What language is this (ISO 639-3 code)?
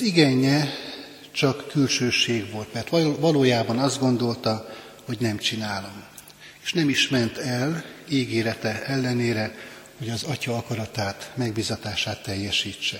hun